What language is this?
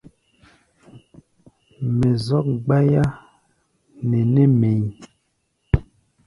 Gbaya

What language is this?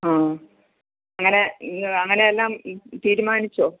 Malayalam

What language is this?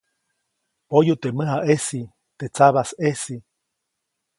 Copainalá Zoque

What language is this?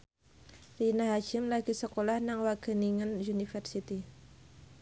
Javanese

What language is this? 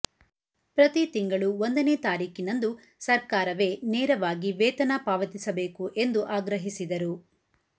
Kannada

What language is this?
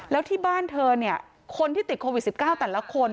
Thai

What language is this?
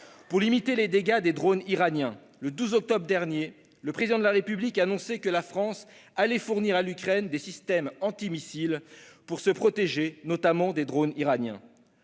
French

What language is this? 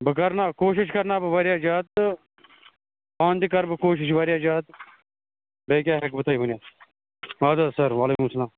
Kashmiri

